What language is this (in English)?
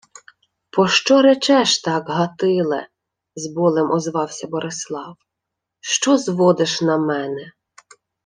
Ukrainian